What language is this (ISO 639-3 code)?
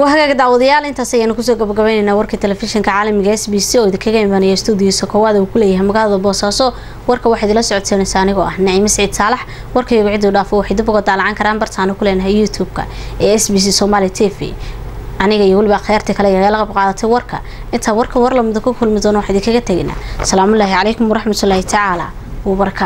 ara